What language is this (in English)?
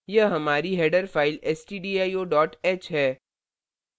Hindi